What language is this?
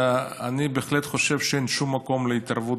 Hebrew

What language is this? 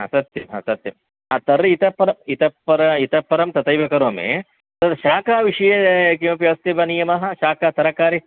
Sanskrit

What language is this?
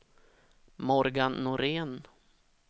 Swedish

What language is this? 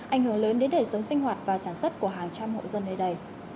Vietnamese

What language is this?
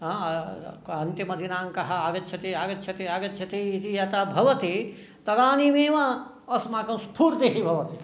Sanskrit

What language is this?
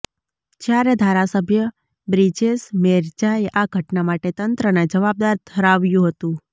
Gujarati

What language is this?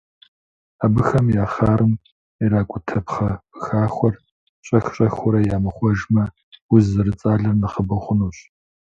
Kabardian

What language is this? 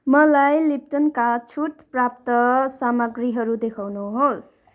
Nepali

